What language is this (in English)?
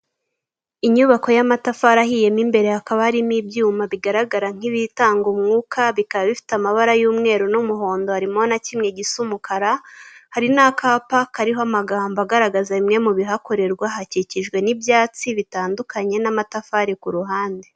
Kinyarwanda